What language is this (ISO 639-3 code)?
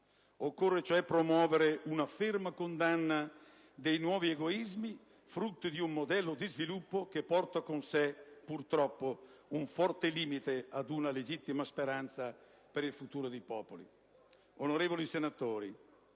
ita